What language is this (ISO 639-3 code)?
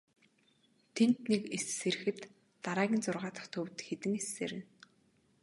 mon